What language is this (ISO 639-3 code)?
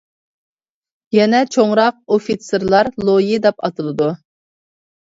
uig